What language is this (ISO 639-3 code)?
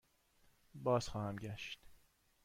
fas